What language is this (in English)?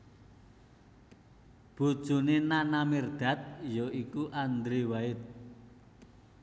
Javanese